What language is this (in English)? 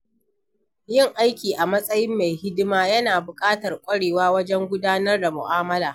Hausa